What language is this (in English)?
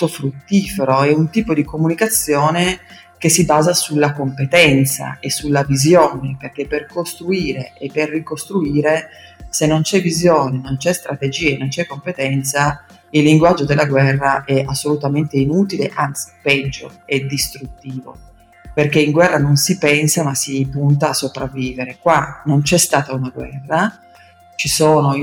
Italian